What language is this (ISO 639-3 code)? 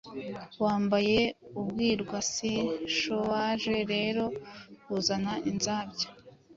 kin